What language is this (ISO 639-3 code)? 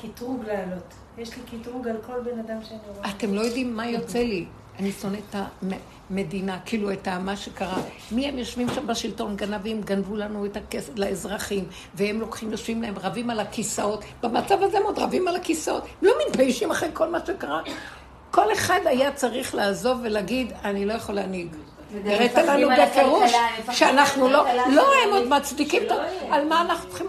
heb